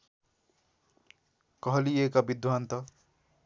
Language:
Nepali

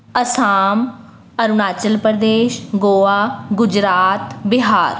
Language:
Punjabi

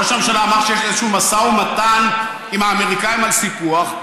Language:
Hebrew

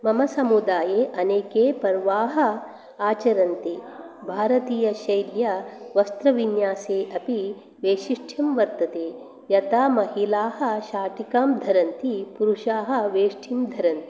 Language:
Sanskrit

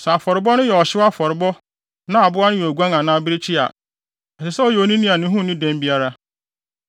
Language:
Akan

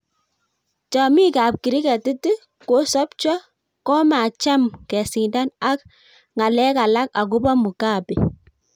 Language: Kalenjin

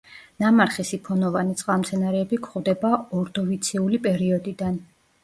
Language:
Georgian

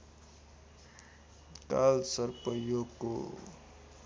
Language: Nepali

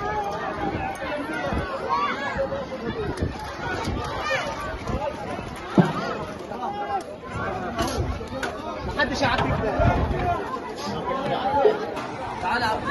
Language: Arabic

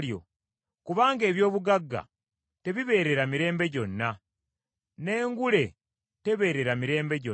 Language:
Ganda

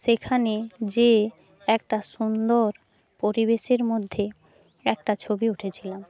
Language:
Bangla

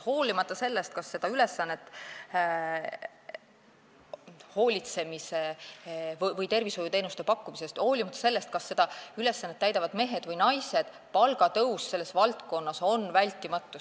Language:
Estonian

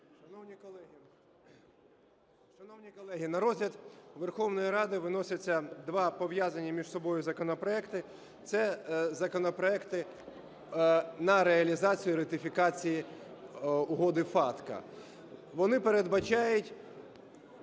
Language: Ukrainian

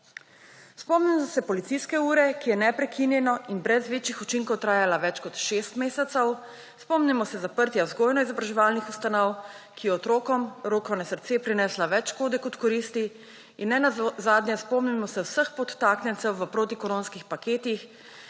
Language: Slovenian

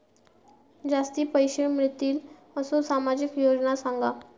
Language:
Marathi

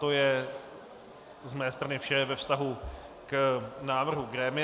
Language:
Czech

